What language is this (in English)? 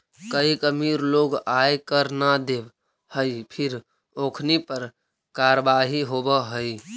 Magahi